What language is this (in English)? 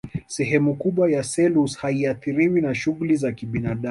Swahili